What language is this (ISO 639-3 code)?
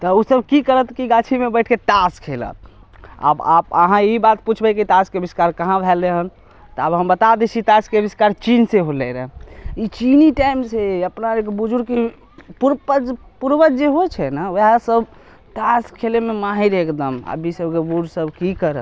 mai